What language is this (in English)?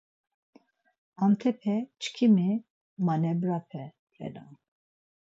Laz